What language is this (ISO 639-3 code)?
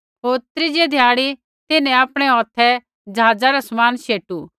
kfx